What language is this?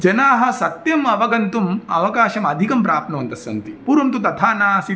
Sanskrit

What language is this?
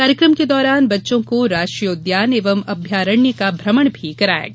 Hindi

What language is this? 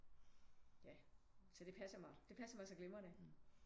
Danish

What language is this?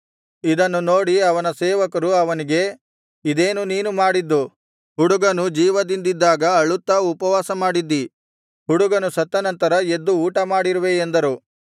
Kannada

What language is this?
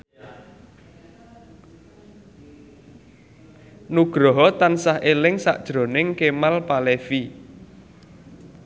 Javanese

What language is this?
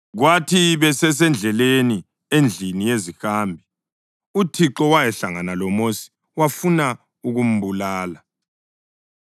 North Ndebele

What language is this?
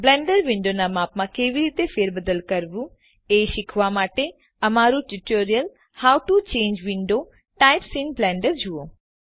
Gujarati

